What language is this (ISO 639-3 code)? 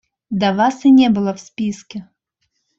rus